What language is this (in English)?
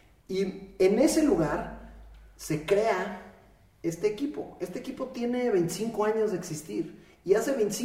Spanish